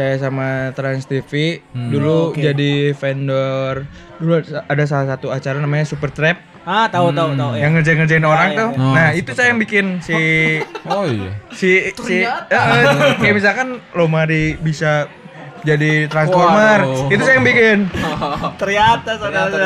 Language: Indonesian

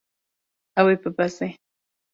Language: Kurdish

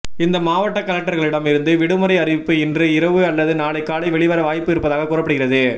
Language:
Tamil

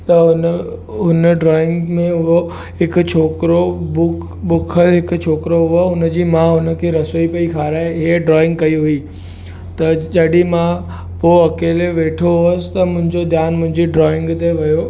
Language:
Sindhi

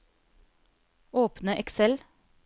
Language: Norwegian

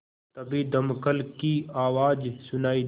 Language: Hindi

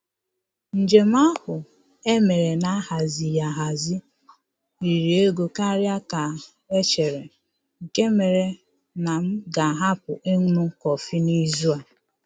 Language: Igbo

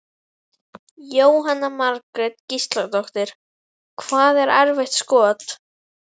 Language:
Icelandic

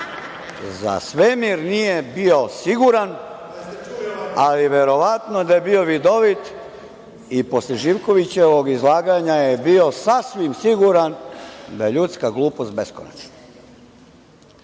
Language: Serbian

